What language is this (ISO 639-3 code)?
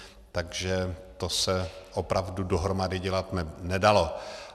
ces